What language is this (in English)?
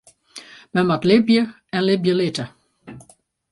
Western Frisian